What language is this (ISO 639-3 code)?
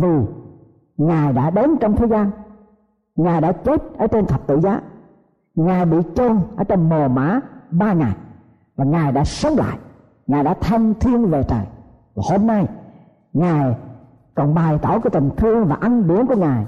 vie